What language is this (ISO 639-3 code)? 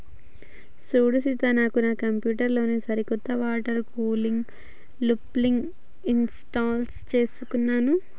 tel